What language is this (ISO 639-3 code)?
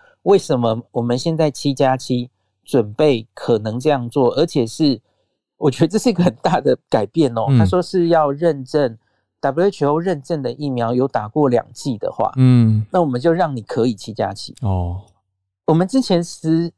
zho